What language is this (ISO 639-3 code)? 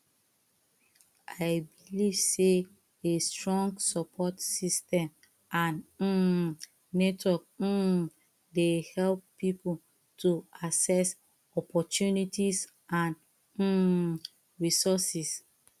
pcm